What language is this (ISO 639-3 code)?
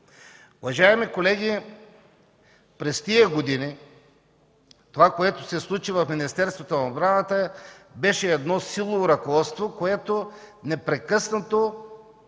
bul